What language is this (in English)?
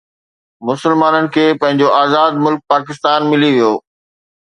Sindhi